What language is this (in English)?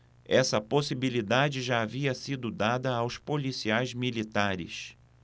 Portuguese